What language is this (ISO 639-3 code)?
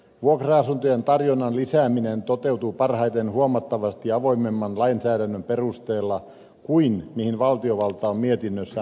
fin